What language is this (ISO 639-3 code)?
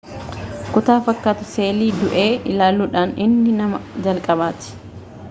orm